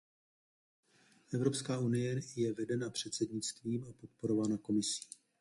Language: Czech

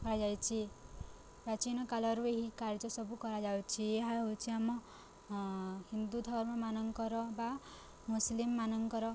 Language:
Odia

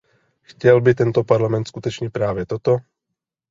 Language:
Czech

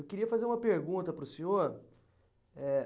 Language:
Portuguese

